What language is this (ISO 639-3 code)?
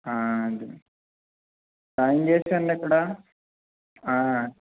tel